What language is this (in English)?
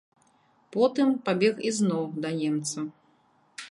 Belarusian